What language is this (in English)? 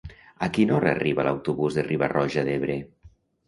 Catalan